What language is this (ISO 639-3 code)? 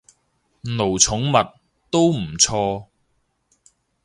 yue